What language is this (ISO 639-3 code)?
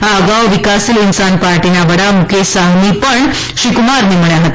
guj